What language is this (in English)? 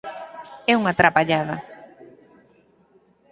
Galician